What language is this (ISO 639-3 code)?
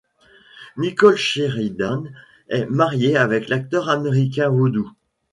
fra